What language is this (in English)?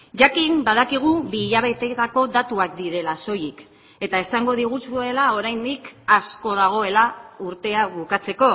Basque